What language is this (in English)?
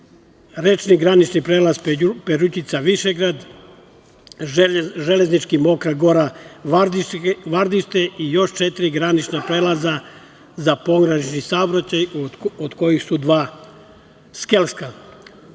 Serbian